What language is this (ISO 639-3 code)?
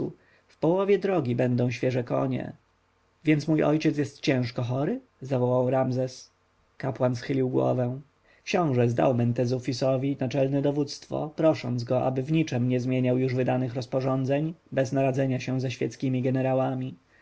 pol